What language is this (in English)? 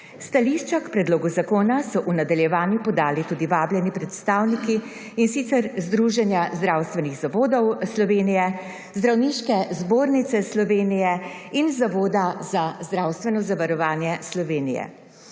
Slovenian